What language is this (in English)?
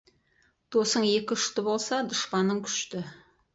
Kazakh